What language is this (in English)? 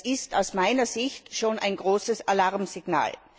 German